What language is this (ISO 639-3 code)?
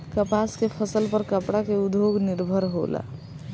bho